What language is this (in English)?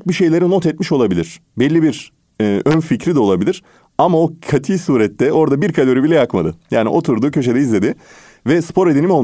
Turkish